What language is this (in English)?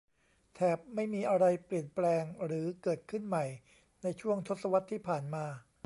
Thai